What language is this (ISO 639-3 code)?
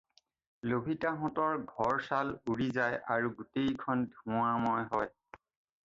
asm